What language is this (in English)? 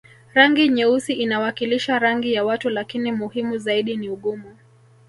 Swahili